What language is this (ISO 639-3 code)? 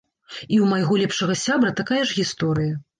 bel